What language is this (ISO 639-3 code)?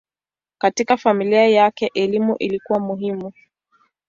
swa